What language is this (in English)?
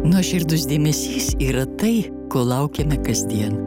Lithuanian